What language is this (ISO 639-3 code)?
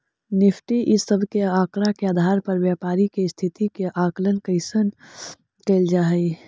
mag